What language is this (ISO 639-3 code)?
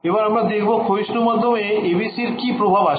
ben